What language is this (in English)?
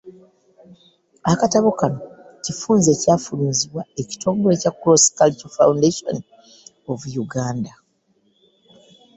Ganda